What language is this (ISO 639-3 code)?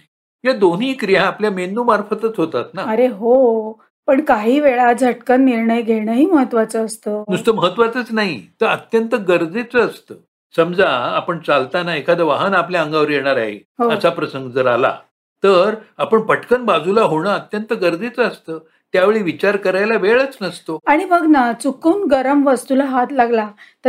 mar